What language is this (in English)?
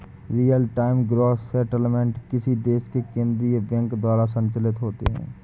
Hindi